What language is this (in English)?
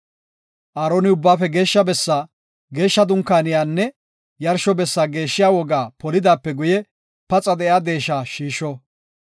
Gofa